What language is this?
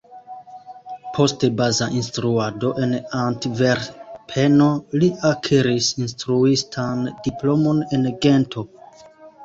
Esperanto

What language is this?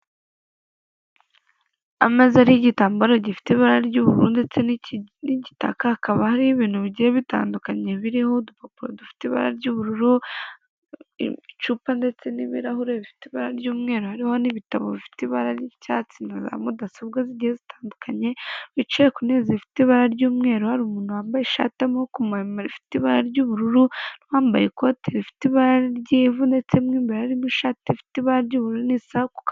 Kinyarwanda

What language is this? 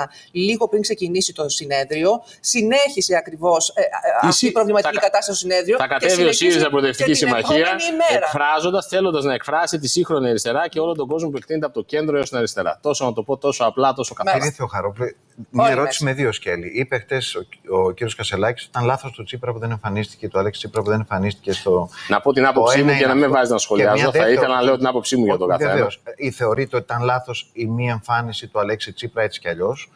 Greek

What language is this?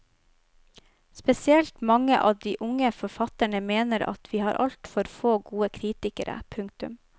Norwegian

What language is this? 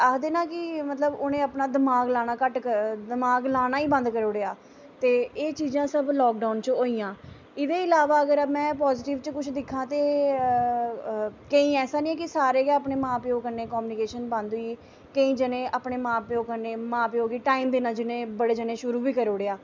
Dogri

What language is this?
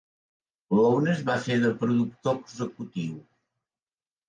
Catalan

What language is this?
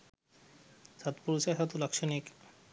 Sinhala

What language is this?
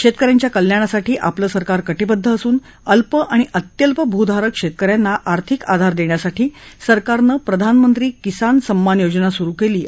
Marathi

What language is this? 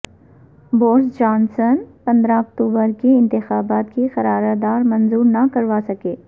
Urdu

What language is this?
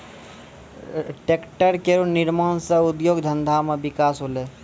Maithili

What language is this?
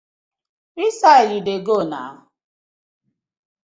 Nigerian Pidgin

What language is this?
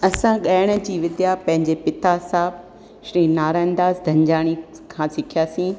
Sindhi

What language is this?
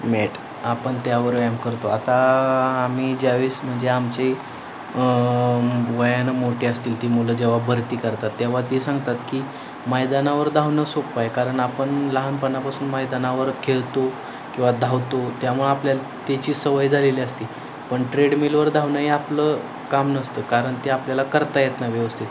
Marathi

